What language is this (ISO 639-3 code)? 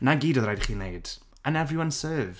cym